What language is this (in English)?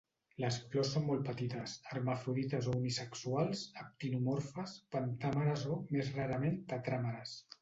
Catalan